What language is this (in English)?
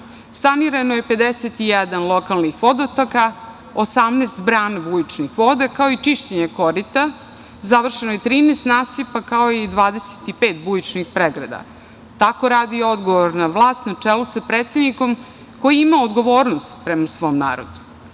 Serbian